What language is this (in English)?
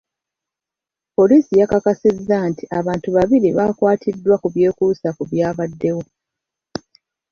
Ganda